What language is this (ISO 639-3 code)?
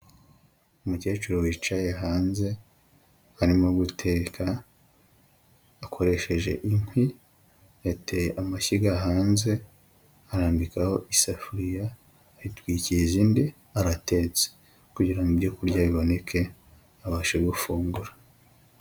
kin